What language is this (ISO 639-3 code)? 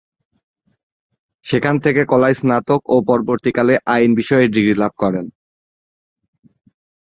ben